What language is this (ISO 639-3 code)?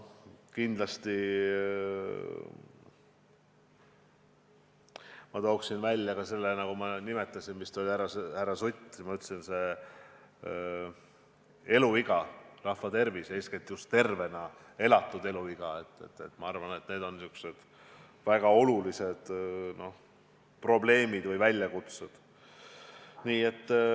est